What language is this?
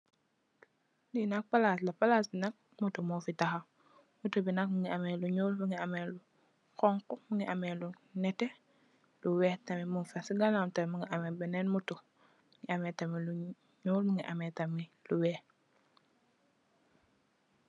Wolof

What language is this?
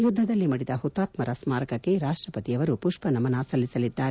Kannada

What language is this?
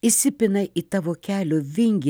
Lithuanian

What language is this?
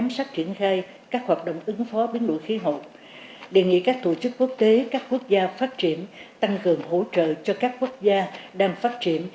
Vietnamese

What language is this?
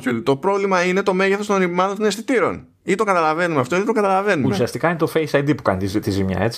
Greek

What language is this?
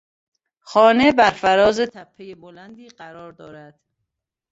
Persian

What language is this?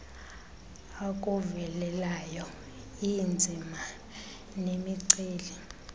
Xhosa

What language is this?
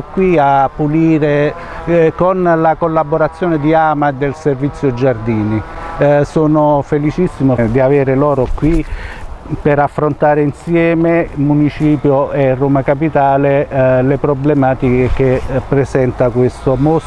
Italian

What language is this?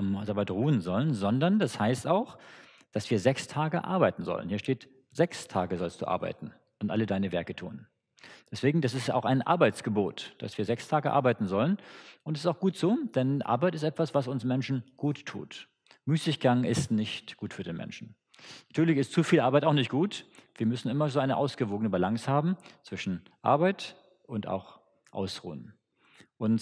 German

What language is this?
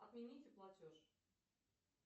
Russian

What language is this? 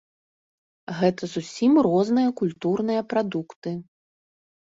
Belarusian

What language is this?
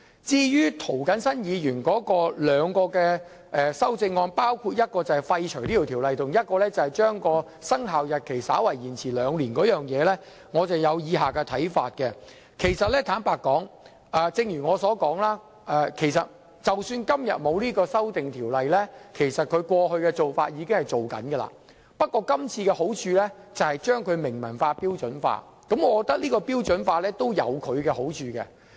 Cantonese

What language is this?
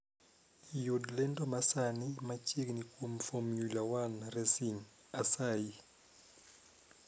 Luo (Kenya and Tanzania)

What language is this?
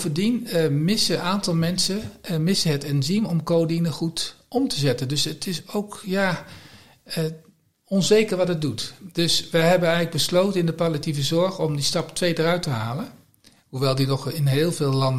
Dutch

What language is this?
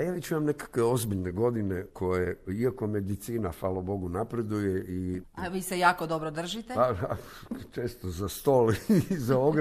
Croatian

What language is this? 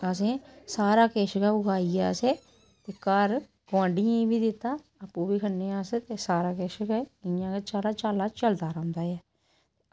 Dogri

